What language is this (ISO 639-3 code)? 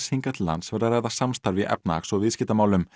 isl